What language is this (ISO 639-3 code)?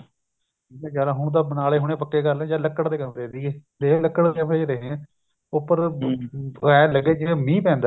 pan